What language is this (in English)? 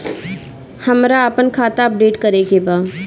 Bhojpuri